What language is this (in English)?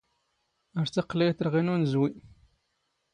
Standard Moroccan Tamazight